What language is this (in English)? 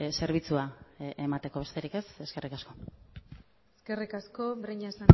Basque